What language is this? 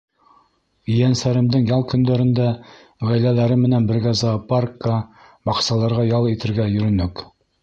Bashkir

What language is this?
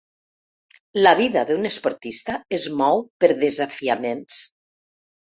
Catalan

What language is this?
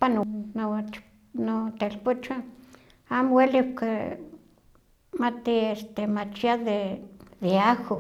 Huaxcaleca Nahuatl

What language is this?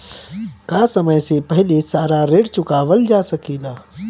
Bhojpuri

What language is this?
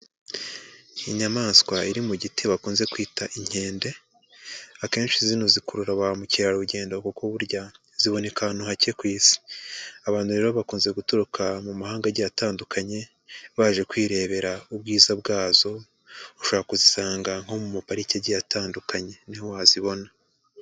Kinyarwanda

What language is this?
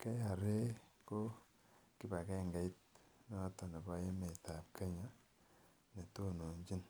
Kalenjin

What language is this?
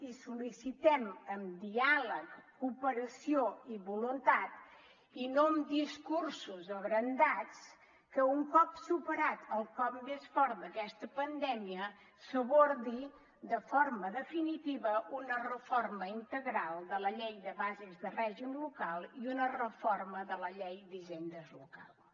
Catalan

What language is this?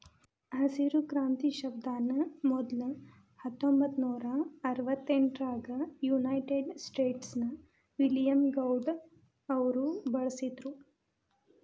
Kannada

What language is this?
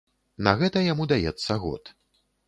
Belarusian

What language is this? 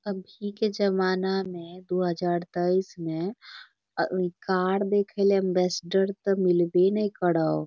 Magahi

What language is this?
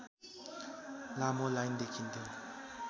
Nepali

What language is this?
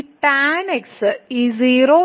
Malayalam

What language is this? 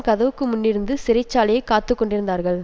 Tamil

